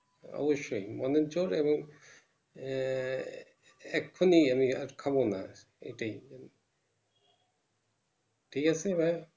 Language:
Bangla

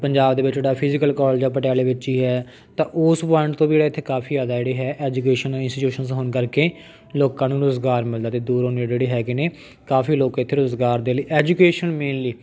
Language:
Punjabi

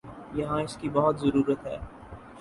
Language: Urdu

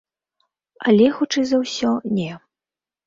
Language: Belarusian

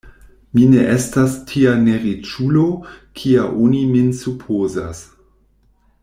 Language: Esperanto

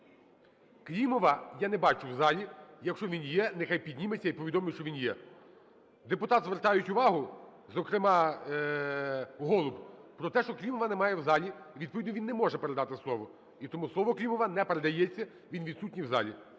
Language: Ukrainian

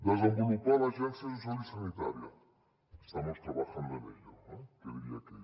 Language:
Catalan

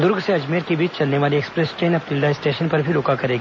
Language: Hindi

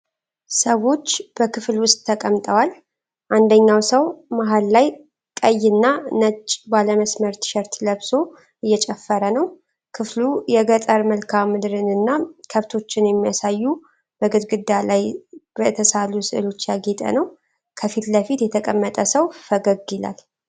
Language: Amharic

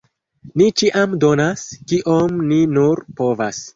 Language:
Esperanto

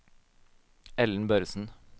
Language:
Norwegian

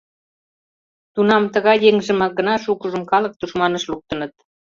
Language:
Mari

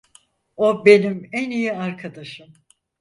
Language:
Turkish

